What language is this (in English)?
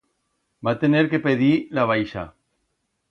Aragonese